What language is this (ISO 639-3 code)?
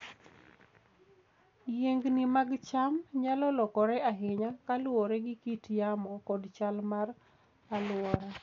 luo